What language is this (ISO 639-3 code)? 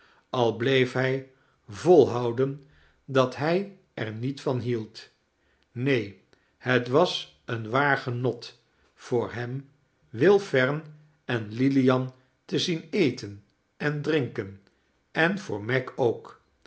nld